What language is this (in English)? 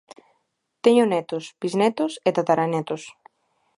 Galician